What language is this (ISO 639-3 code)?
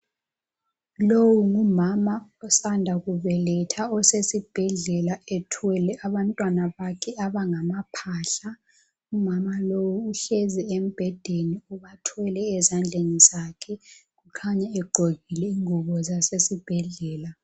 nde